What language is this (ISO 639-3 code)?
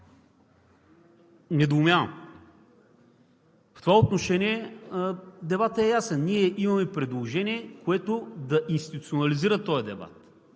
bul